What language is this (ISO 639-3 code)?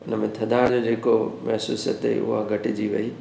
snd